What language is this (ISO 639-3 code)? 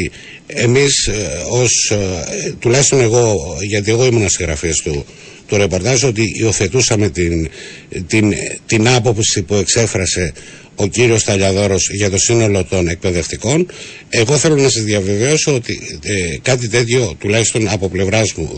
ell